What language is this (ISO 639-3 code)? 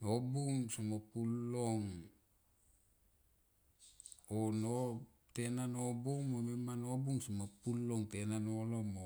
tqp